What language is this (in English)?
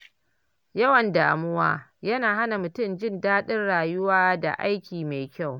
Hausa